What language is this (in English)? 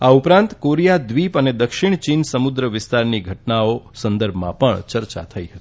Gujarati